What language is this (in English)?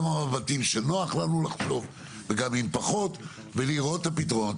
Hebrew